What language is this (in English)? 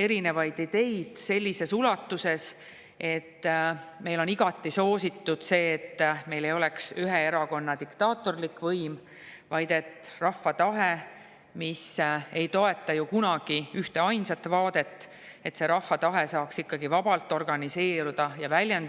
Estonian